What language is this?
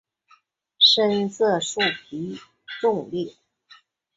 Chinese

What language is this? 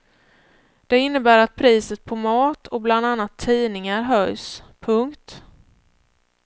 Swedish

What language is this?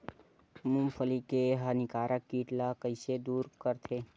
Chhattisgarhi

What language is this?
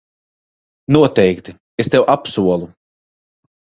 Latvian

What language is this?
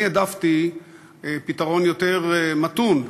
Hebrew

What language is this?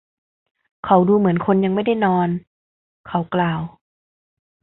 Thai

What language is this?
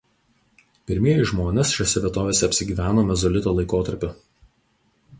Lithuanian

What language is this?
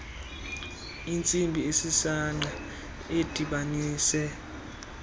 Xhosa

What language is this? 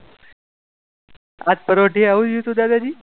Gujarati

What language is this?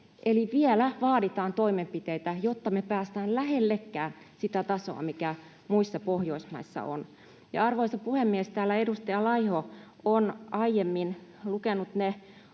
Finnish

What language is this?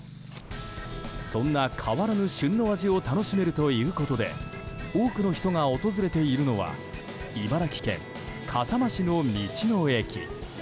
Japanese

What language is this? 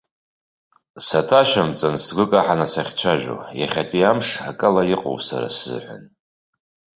Abkhazian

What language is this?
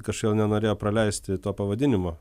Lithuanian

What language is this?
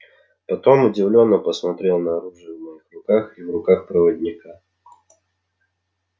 Russian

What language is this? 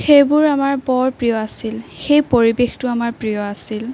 Assamese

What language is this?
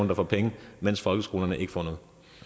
Danish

